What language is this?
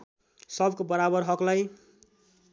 Nepali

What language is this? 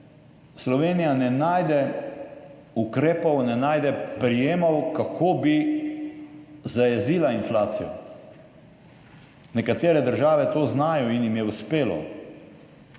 Slovenian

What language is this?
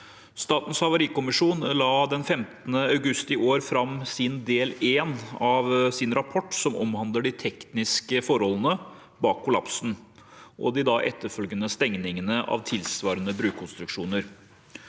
Norwegian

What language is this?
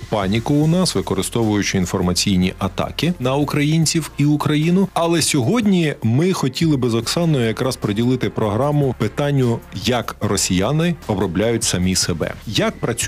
Ukrainian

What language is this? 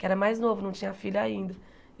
Portuguese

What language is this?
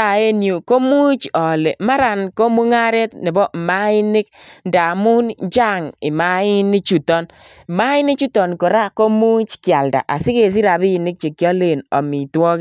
Kalenjin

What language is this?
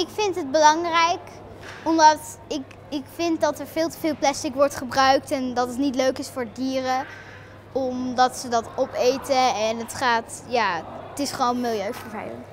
Dutch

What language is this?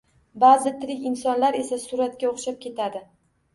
Uzbek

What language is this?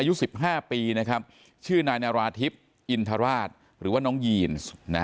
Thai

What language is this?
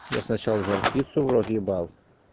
Russian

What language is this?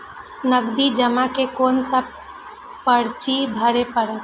Maithili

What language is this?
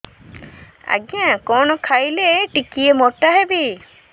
Odia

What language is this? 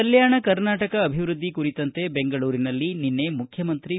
Kannada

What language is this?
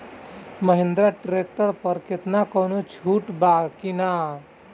Bhojpuri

